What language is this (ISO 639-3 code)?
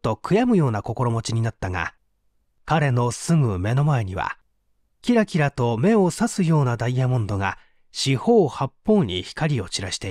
jpn